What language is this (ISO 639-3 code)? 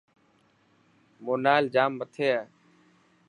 mki